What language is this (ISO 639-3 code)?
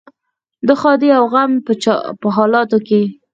pus